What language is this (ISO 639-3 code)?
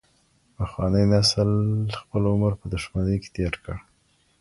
pus